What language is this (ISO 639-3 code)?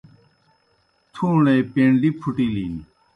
plk